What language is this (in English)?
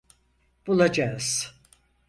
Turkish